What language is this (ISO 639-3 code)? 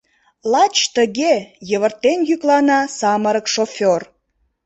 chm